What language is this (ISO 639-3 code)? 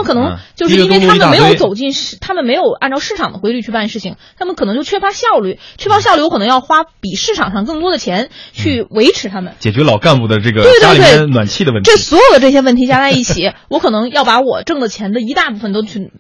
zho